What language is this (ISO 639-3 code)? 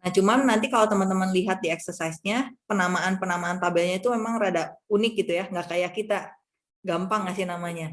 ind